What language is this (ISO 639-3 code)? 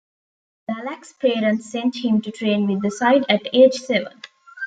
eng